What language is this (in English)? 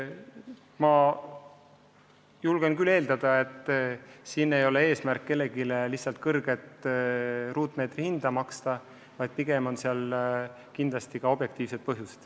Estonian